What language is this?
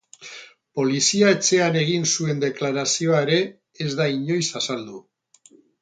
Basque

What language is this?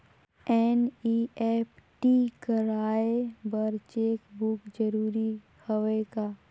Chhattisgarhi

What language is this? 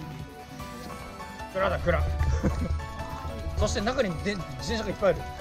Japanese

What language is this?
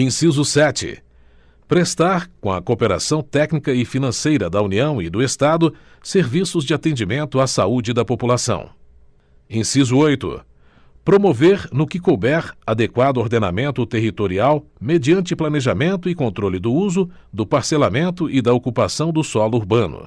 Portuguese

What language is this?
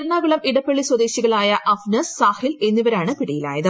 Malayalam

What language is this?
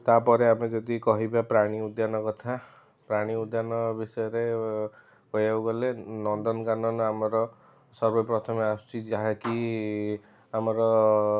Odia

